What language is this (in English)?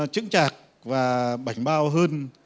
Vietnamese